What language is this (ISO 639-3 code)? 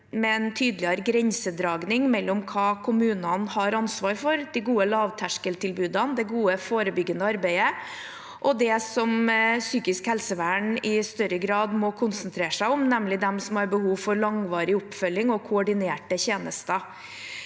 nor